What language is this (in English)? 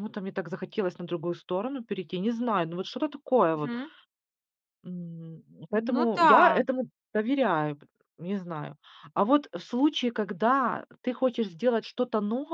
Russian